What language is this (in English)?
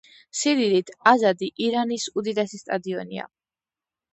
Georgian